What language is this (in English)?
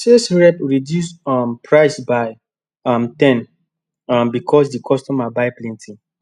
Nigerian Pidgin